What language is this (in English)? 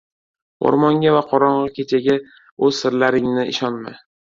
Uzbek